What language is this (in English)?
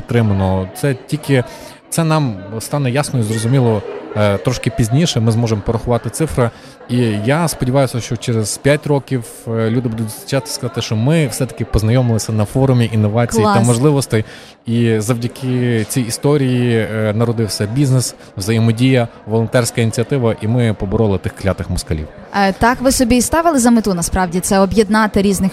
Ukrainian